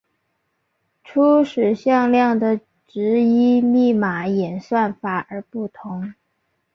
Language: Chinese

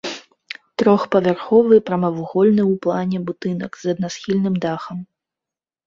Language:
Belarusian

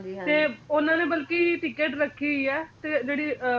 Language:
Punjabi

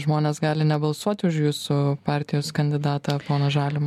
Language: Lithuanian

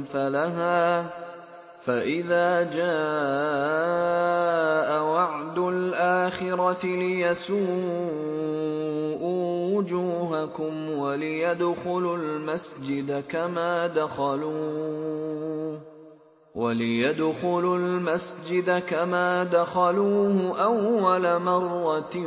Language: Arabic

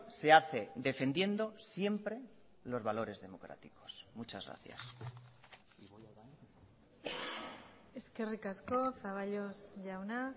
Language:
Spanish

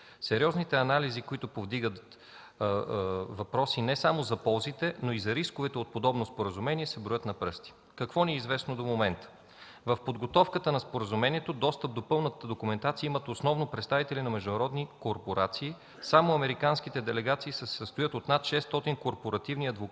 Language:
Bulgarian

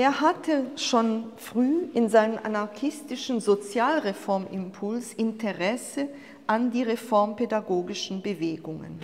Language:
German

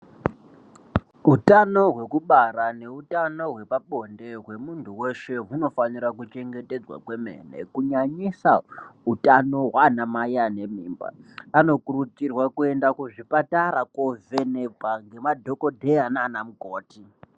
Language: Ndau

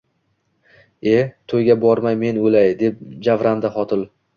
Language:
Uzbek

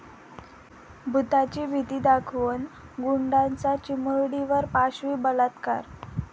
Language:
Marathi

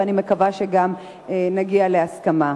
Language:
Hebrew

